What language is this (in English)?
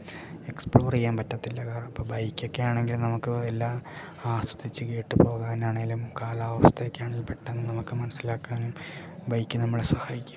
Malayalam